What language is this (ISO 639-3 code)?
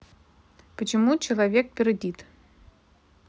rus